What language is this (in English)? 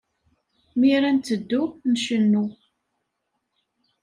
Kabyle